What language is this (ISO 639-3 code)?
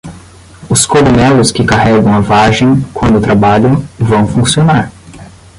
por